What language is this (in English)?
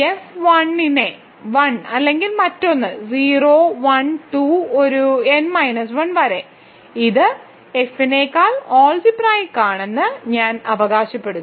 Malayalam